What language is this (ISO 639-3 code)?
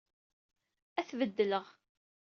kab